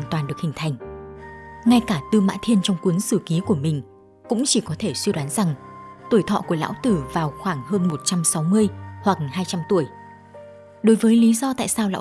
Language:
Vietnamese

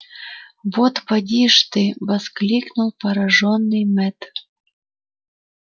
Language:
Russian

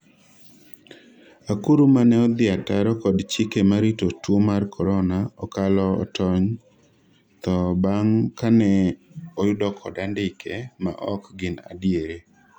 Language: Luo (Kenya and Tanzania)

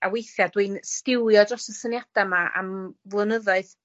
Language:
Welsh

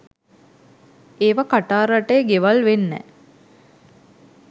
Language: Sinhala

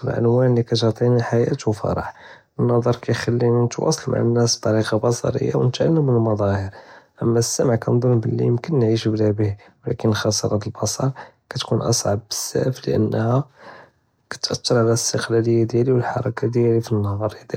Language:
Judeo-Arabic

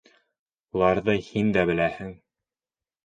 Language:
Bashkir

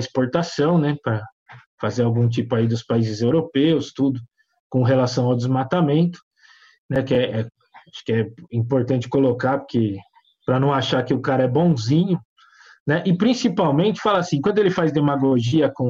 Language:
Portuguese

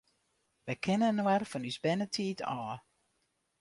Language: Western Frisian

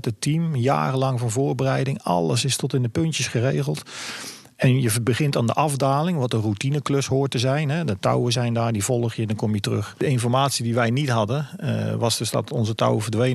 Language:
Dutch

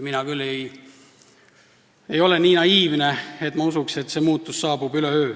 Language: Estonian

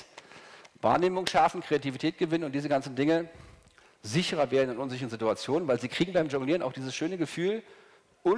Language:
German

